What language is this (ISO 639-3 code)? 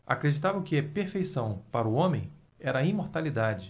por